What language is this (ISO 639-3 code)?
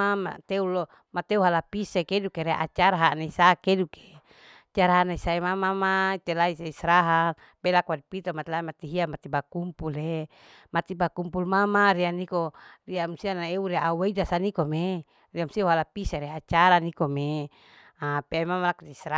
alo